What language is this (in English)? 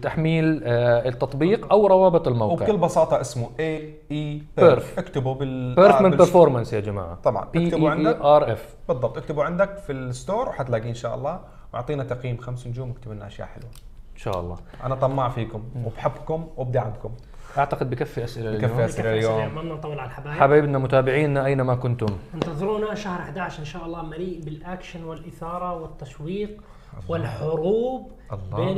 Arabic